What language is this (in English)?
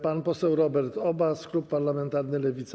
Polish